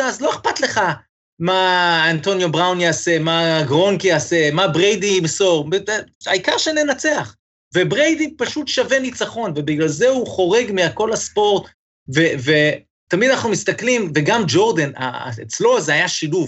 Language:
Hebrew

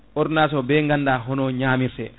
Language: Fula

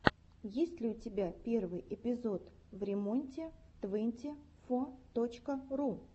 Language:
Russian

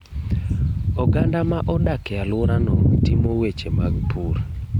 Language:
Luo (Kenya and Tanzania)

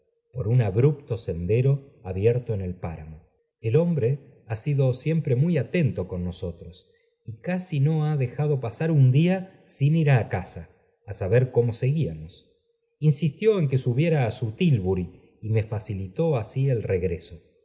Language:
Spanish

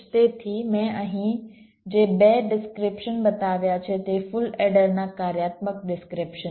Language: Gujarati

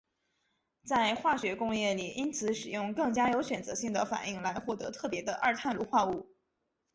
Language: Chinese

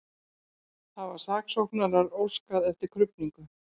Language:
Icelandic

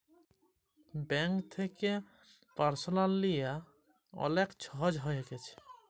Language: Bangla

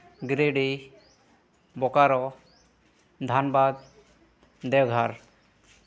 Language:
Santali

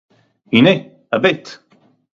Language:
Hebrew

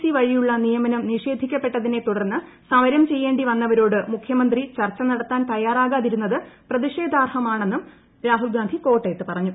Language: Malayalam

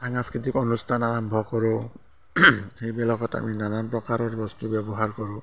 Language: Assamese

